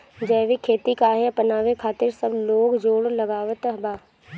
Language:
Bhojpuri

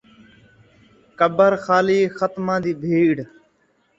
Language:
Saraiki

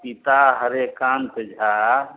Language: Maithili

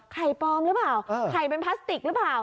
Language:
Thai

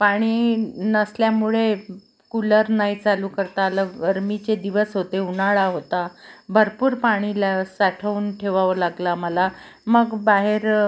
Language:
Marathi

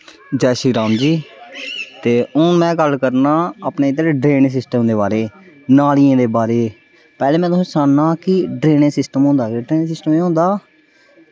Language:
Dogri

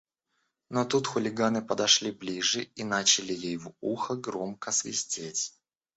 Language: Russian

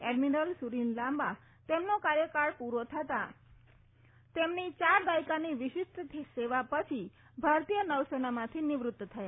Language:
Gujarati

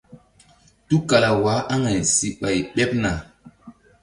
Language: Mbum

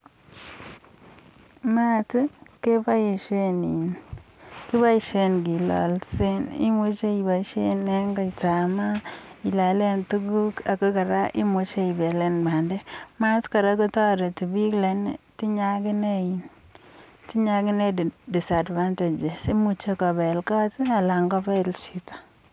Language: Kalenjin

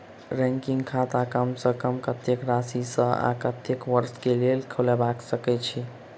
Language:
Maithili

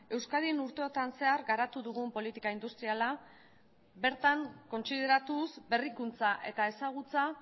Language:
Basque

